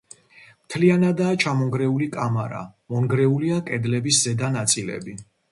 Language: Georgian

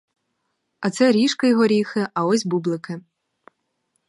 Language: Ukrainian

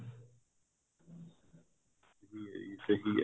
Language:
Punjabi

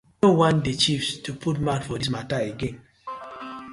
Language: Nigerian Pidgin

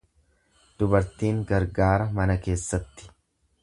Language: Oromo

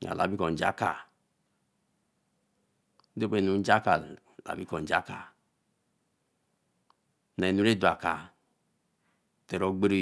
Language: Eleme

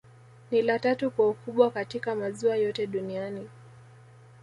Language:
Swahili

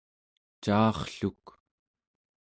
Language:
Central Yupik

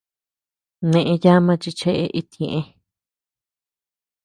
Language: Tepeuxila Cuicatec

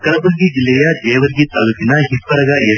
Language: Kannada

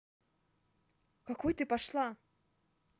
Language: Russian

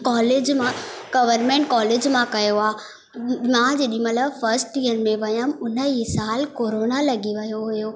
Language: Sindhi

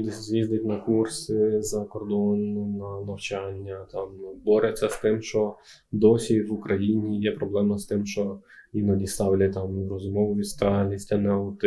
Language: Ukrainian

